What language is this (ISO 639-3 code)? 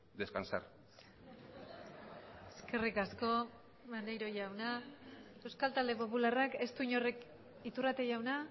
eus